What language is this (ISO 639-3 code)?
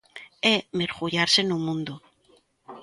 glg